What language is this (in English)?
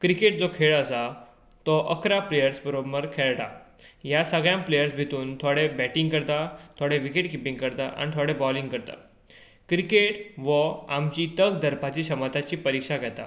Konkani